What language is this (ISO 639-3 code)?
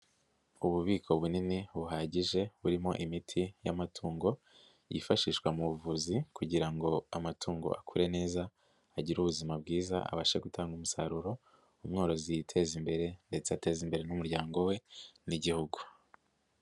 kin